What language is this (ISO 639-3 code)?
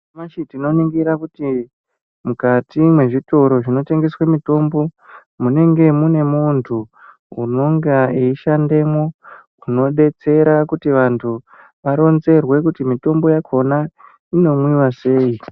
ndc